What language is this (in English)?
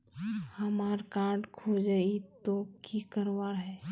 Magahi